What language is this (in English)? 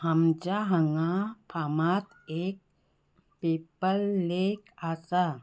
Konkani